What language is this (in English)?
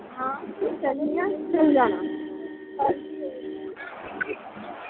Dogri